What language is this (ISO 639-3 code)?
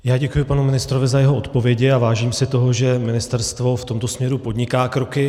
ces